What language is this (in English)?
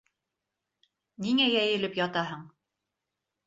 Bashkir